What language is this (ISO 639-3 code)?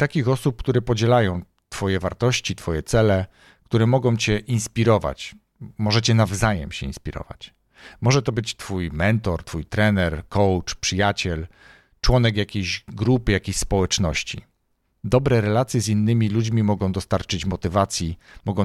pol